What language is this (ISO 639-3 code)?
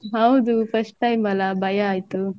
kan